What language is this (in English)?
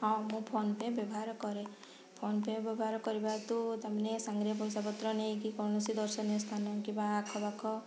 Odia